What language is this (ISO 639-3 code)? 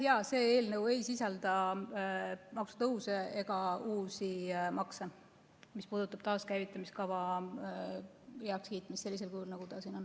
est